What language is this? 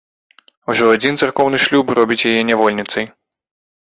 Belarusian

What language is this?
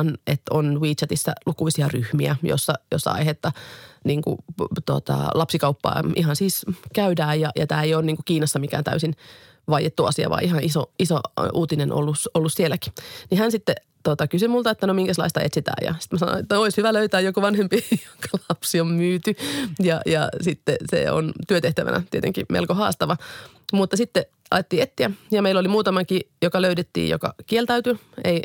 Finnish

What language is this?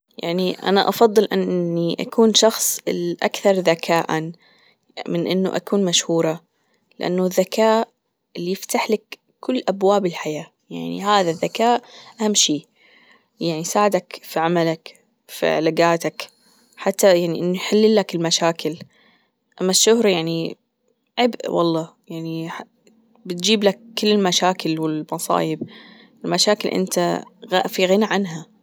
Gulf Arabic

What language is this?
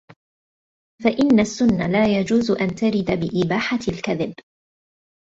Arabic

